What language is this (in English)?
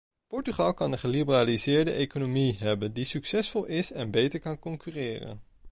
Dutch